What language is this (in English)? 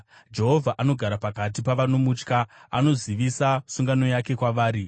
Shona